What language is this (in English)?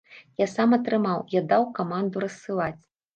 Belarusian